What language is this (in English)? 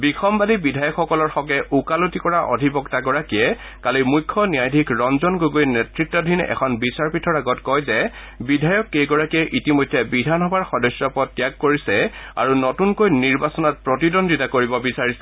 Assamese